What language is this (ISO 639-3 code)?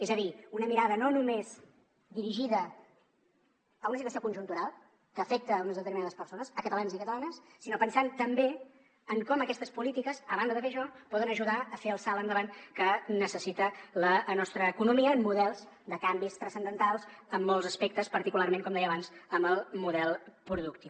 cat